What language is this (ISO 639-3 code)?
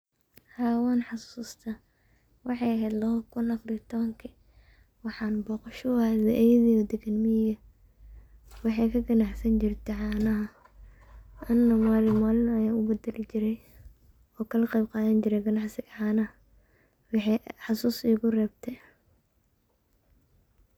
som